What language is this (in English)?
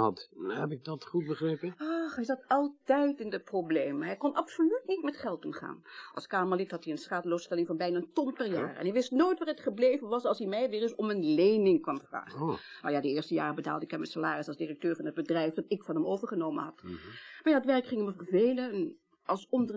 Dutch